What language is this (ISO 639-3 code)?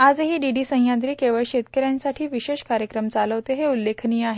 mar